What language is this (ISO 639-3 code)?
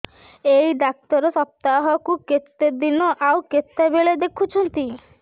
ori